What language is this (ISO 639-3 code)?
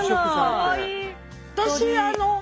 jpn